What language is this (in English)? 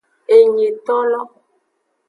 Aja (Benin)